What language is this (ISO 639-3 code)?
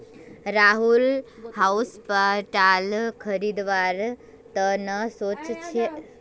mag